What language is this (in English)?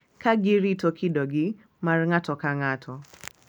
Luo (Kenya and Tanzania)